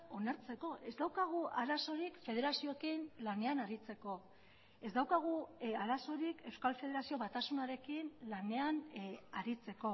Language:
Basque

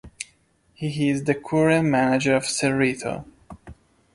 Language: English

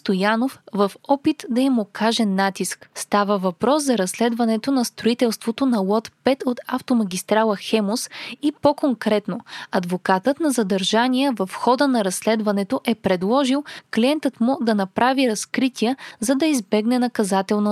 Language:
Bulgarian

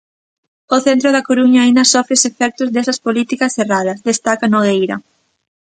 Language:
Galician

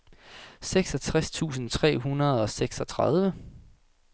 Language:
Danish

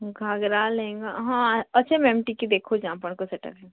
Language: Odia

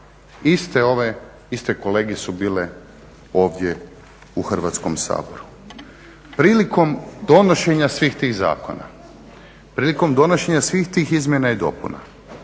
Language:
Croatian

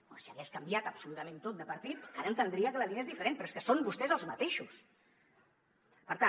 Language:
Catalan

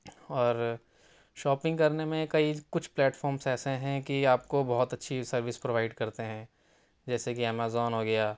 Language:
Urdu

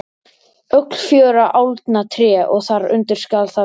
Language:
Icelandic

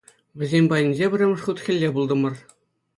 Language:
Chuvash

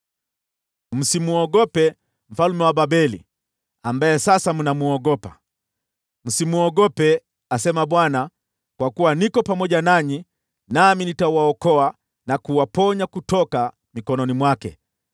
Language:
Swahili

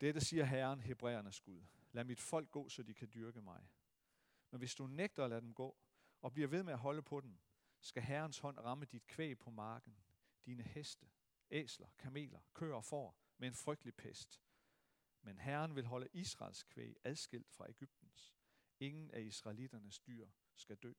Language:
Danish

